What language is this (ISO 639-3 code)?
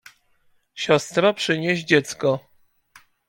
pol